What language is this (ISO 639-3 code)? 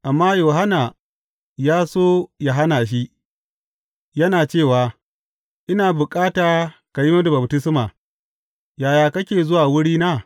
hau